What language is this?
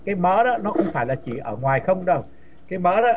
Vietnamese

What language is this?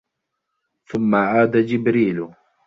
Arabic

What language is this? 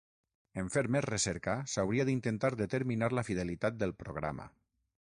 Catalan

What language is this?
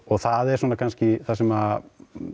Icelandic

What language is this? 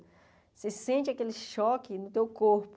Portuguese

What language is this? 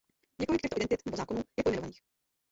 Czech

